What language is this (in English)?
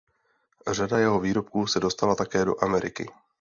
Czech